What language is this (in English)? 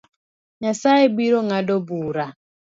Luo (Kenya and Tanzania)